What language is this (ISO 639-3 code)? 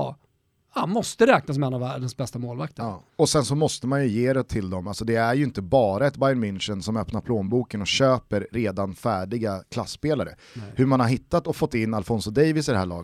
swe